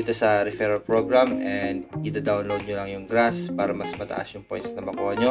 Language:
Filipino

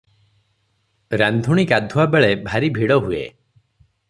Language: Odia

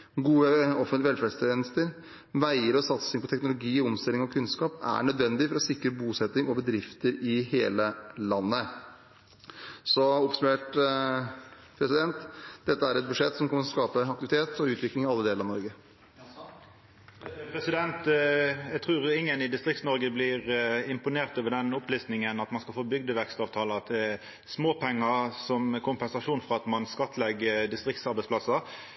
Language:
Norwegian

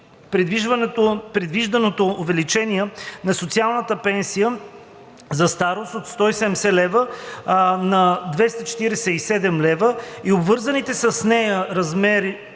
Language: Bulgarian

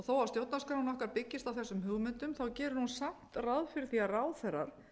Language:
Icelandic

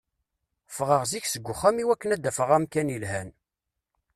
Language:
Kabyle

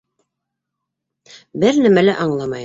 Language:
Bashkir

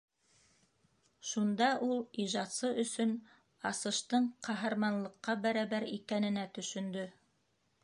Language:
Bashkir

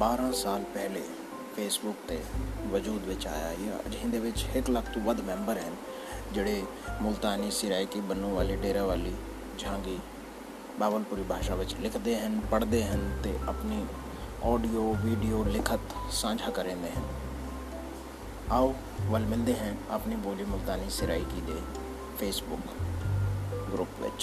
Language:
Hindi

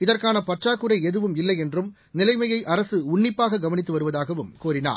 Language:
Tamil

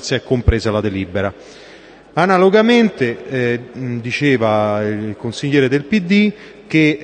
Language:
Italian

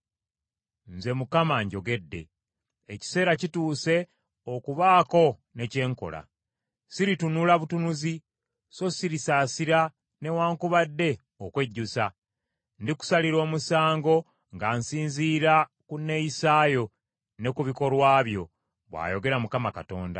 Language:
Ganda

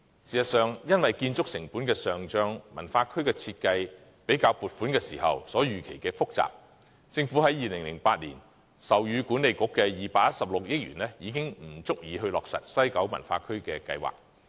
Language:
Cantonese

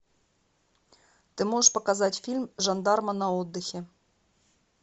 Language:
Russian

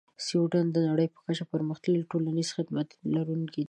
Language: Pashto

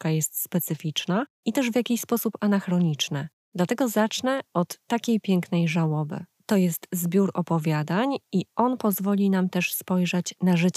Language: Polish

